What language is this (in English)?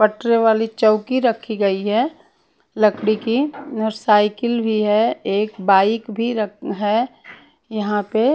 Hindi